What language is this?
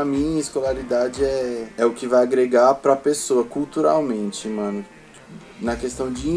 Portuguese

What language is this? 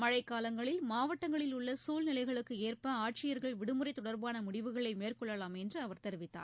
Tamil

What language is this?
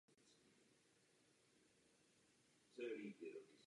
Czech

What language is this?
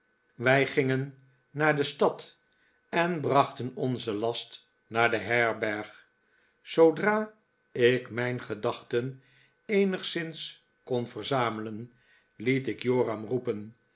Dutch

